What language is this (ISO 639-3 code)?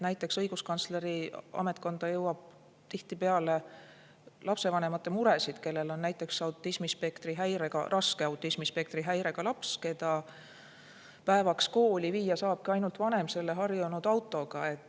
est